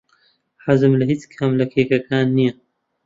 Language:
Central Kurdish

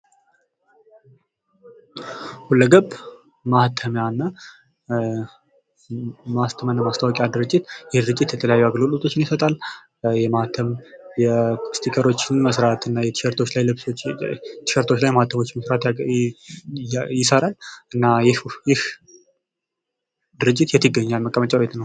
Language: Amharic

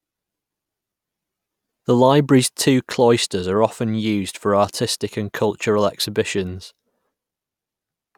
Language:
English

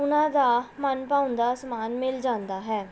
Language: Punjabi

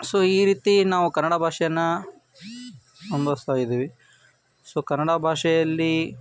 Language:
Kannada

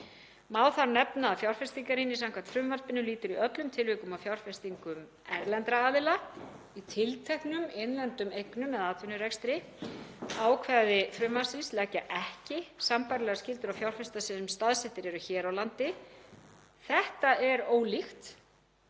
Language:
Icelandic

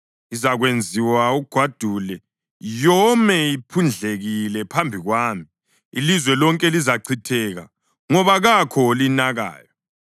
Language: North Ndebele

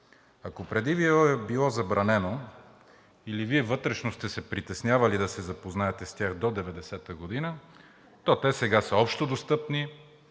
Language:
Bulgarian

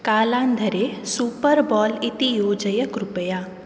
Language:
Sanskrit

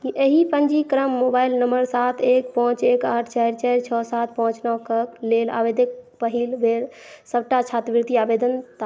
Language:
Maithili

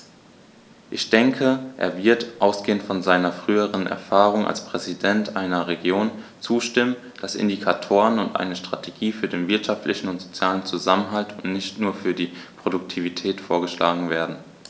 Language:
German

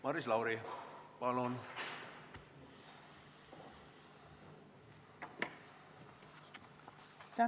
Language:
Estonian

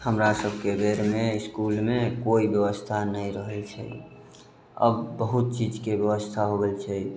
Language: Maithili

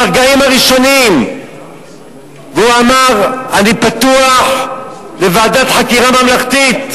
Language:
Hebrew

